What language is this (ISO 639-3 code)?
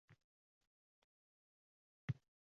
uzb